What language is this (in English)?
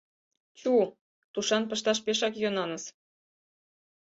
Mari